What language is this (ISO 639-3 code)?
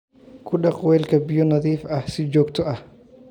som